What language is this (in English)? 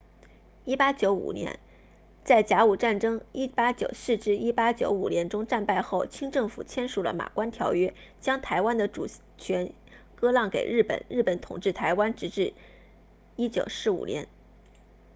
Chinese